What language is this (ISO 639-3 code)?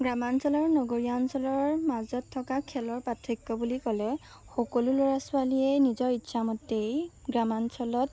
asm